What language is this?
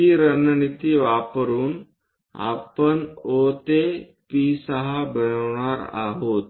Marathi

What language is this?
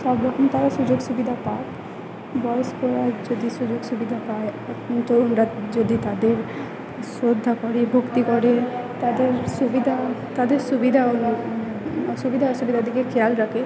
Bangla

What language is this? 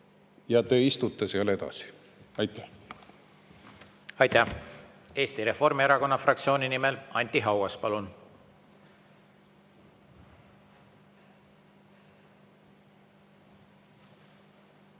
Estonian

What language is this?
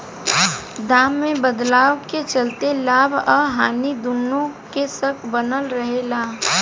Bhojpuri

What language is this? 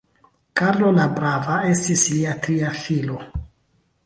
Esperanto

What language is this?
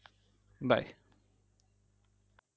Bangla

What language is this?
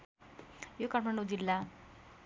Nepali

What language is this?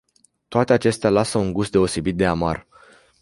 Romanian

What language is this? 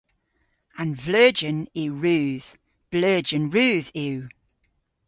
Cornish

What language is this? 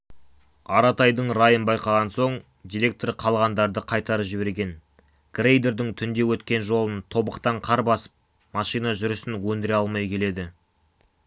Kazakh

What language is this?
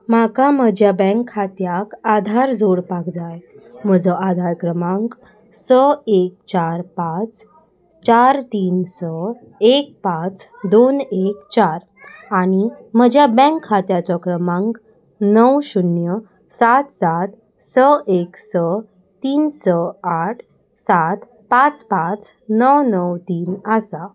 Konkani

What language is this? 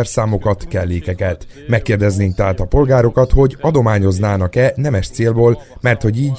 Hungarian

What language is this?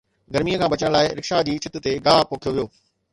Sindhi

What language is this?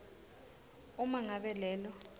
Swati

